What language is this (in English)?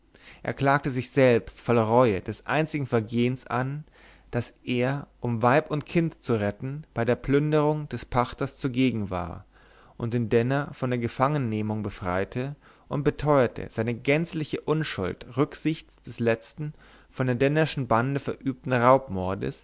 German